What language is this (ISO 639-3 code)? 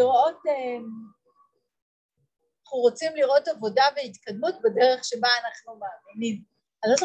heb